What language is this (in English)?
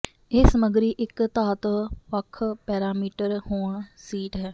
Punjabi